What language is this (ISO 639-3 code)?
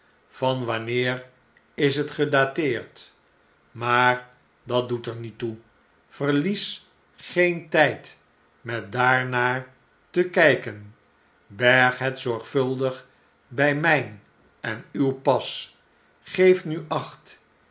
nld